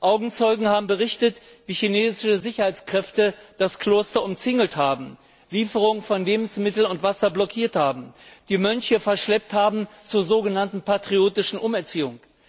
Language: German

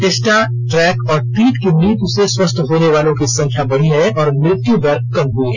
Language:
Hindi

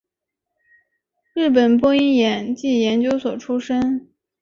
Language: Chinese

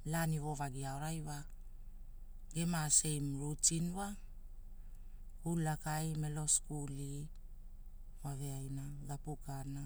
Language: Hula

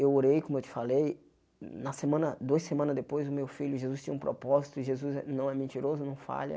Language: Portuguese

